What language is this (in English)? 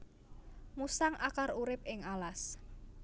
Javanese